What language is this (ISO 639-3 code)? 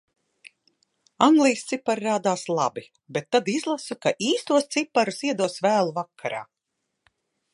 lav